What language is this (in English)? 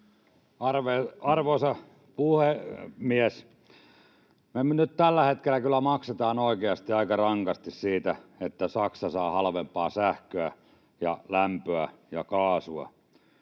Finnish